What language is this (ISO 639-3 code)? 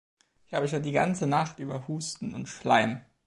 deu